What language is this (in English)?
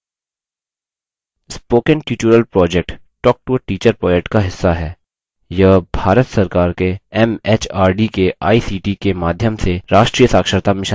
Hindi